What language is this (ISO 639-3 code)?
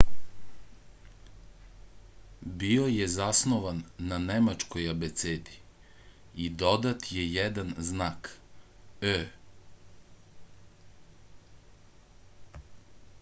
srp